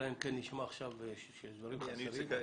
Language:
Hebrew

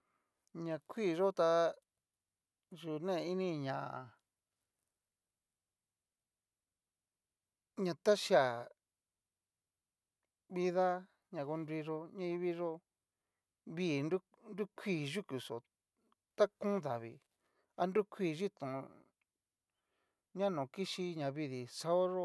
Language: Cacaloxtepec Mixtec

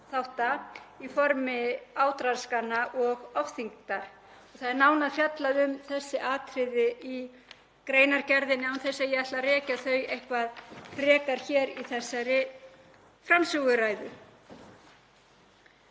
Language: Icelandic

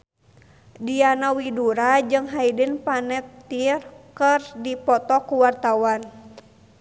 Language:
Sundanese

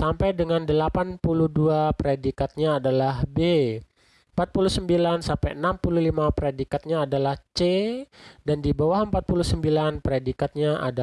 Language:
Indonesian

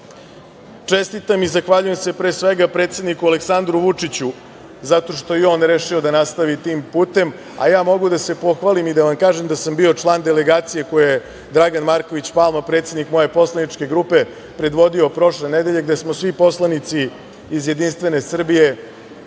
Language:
Serbian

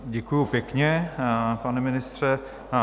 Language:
Czech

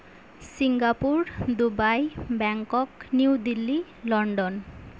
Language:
Santali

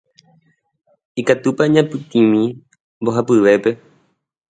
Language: Guarani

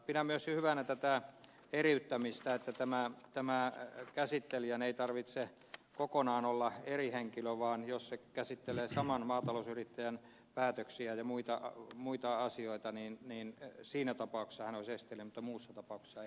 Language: Finnish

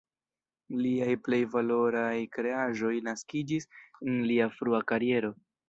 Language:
Esperanto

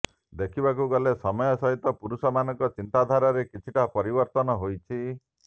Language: Odia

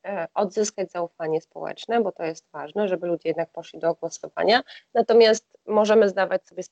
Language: Polish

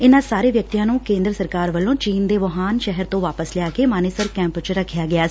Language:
Punjabi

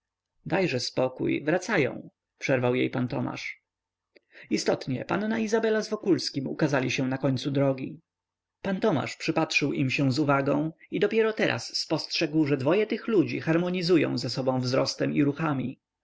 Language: Polish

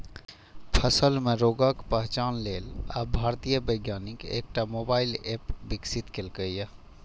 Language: Maithili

